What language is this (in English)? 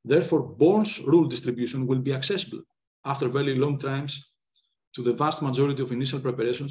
English